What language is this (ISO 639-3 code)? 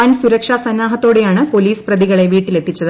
mal